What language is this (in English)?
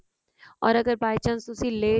Punjabi